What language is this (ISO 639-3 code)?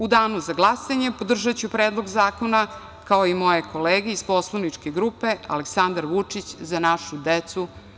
srp